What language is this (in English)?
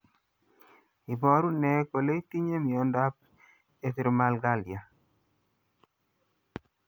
Kalenjin